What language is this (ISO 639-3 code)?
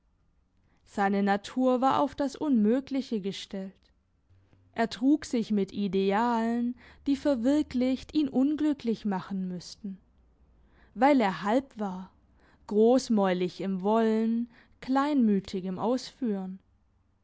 deu